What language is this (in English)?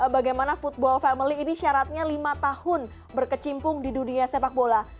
Indonesian